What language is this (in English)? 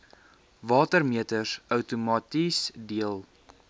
Afrikaans